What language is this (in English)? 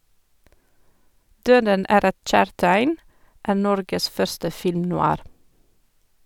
Norwegian